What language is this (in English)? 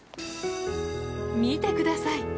Japanese